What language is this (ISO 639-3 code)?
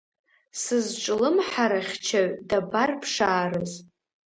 abk